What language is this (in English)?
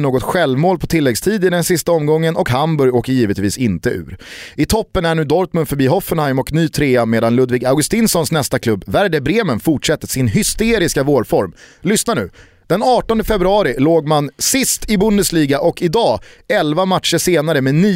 Swedish